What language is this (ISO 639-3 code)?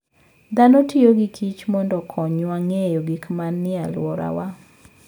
luo